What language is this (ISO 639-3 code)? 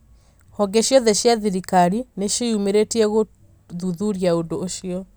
kik